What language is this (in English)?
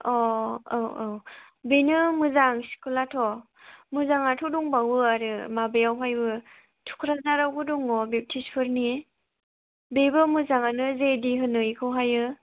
Bodo